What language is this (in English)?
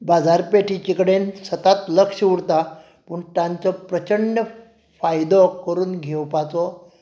Konkani